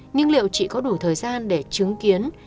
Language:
Vietnamese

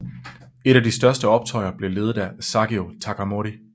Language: Danish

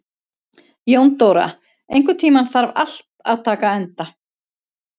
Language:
Icelandic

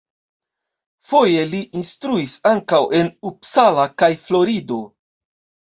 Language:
Esperanto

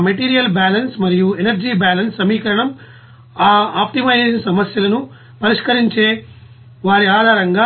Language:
Telugu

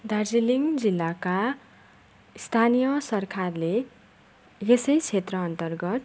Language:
Nepali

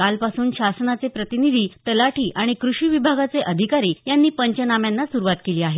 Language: Marathi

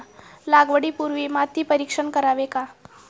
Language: Marathi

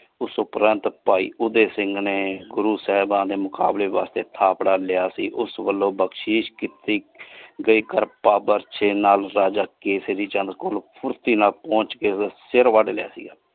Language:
Punjabi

